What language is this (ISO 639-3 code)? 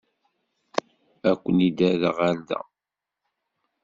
kab